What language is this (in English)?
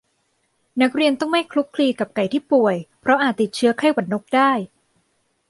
Thai